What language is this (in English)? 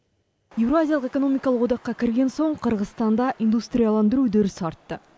Kazakh